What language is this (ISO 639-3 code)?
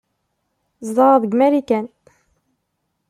kab